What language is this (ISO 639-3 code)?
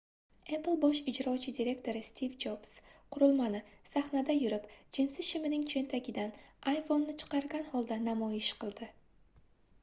uzb